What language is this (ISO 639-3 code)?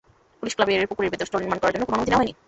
ben